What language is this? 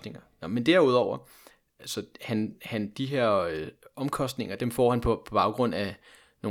Danish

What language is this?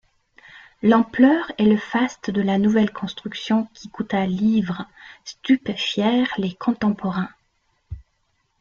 French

